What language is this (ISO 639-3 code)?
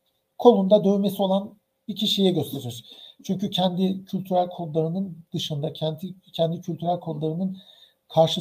tur